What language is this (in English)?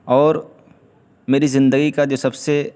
Urdu